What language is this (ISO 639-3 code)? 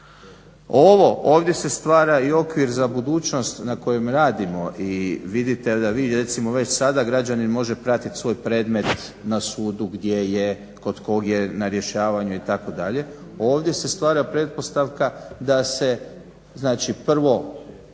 hrv